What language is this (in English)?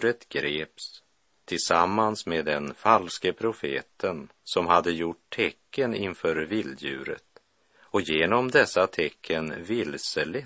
Swedish